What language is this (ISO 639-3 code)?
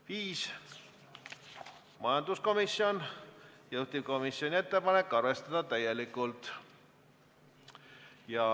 est